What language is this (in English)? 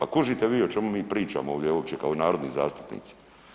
Croatian